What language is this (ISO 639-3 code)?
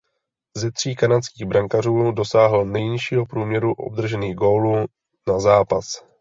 ces